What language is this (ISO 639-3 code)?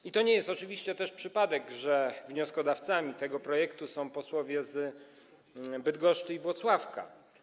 pol